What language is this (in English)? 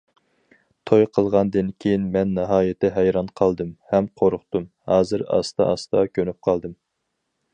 Uyghur